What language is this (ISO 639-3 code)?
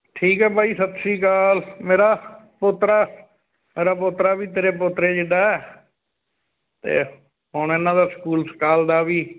pan